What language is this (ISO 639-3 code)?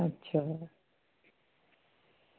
snd